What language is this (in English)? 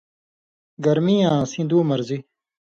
Indus Kohistani